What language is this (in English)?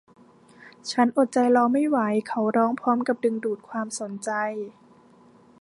Thai